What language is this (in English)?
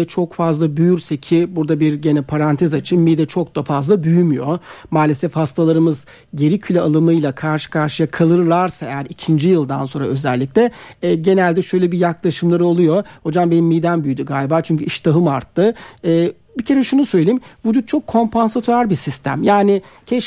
Turkish